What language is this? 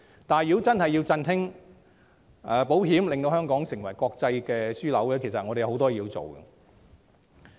Cantonese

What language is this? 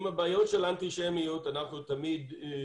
Hebrew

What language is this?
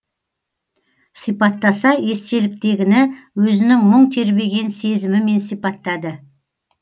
Kazakh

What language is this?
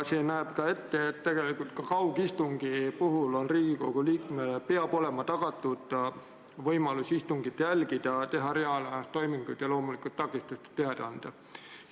Estonian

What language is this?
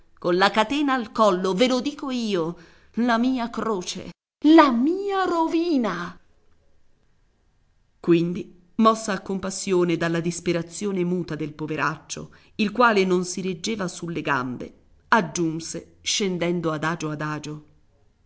Italian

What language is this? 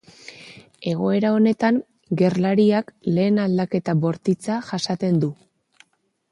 Basque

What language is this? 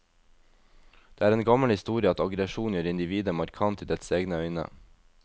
Norwegian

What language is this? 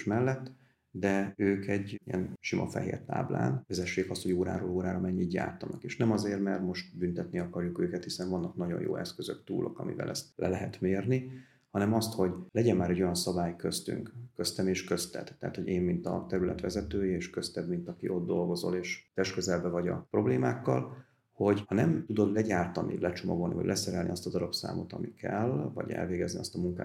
Hungarian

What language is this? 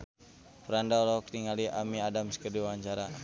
Sundanese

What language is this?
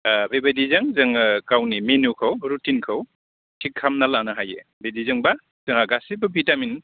Bodo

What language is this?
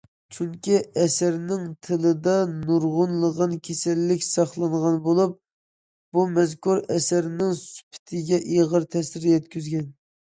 Uyghur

